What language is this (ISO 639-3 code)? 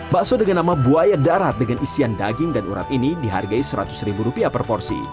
ind